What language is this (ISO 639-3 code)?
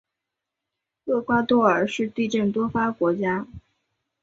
zho